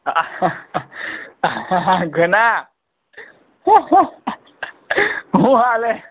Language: Gujarati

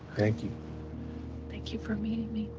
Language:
English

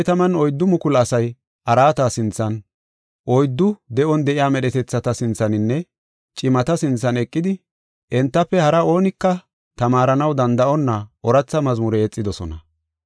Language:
Gofa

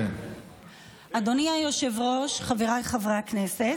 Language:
Hebrew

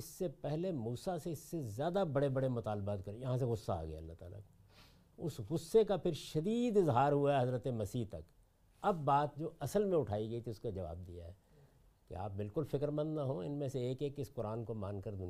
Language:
Urdu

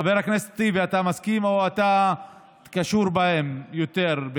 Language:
Hebrew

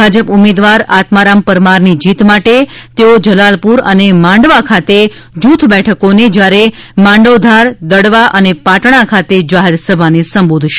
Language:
Gujarati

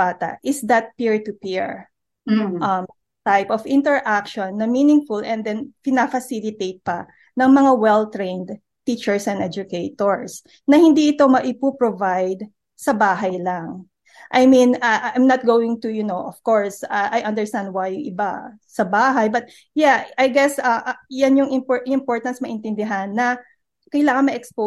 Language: Filipino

